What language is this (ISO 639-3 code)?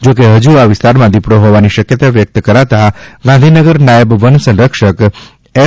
guj